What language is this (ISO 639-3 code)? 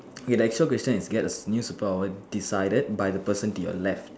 eng